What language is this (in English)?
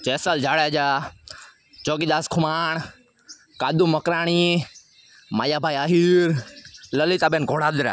Gujarati